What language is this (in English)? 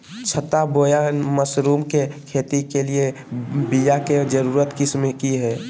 Magahi